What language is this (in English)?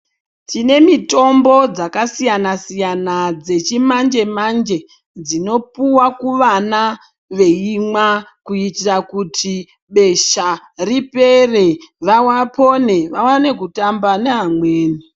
Ndau